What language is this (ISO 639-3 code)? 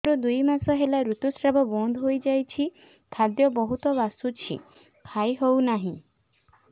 ori